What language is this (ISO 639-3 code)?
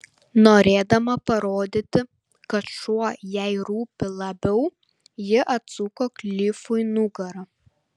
lit